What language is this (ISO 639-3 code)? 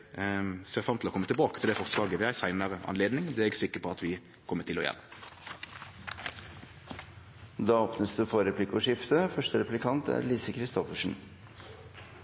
nor